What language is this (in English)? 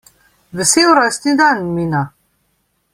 Slovenian